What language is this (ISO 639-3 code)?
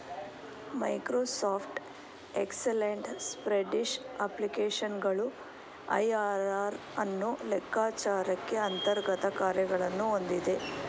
kan